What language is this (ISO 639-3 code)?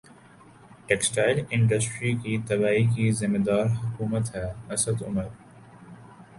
urd